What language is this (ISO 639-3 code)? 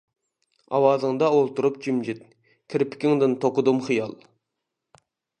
uig